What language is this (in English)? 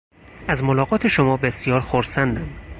Persian